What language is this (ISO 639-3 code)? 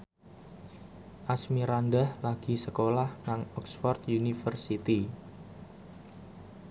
jav